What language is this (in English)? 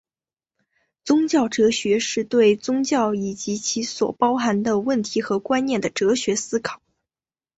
Chinese